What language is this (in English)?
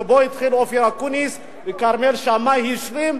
Hebrew